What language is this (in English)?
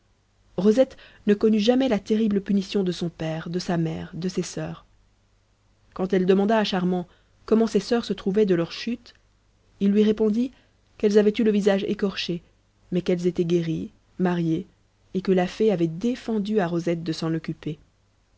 French